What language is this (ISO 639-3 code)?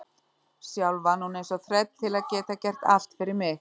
isl